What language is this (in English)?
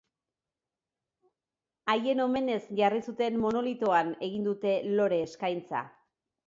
Basque